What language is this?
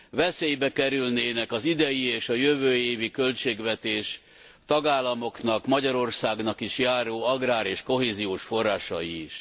Hungarian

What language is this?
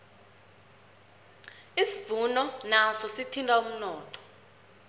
South Ndebele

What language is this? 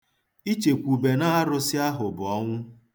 Igbo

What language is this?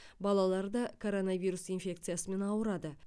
Kazakh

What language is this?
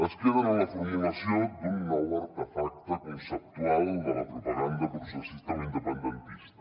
Catalan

